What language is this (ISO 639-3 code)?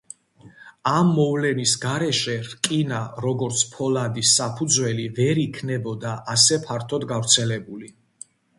kat